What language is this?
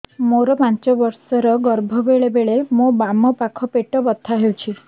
Odia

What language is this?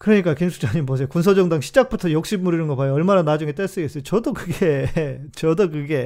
Korean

